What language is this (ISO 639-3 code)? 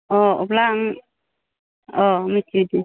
brx